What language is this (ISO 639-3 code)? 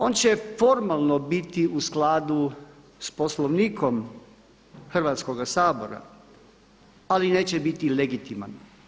hrv